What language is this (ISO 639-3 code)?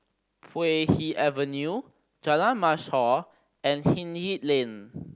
eng